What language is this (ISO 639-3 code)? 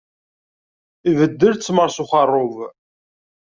kab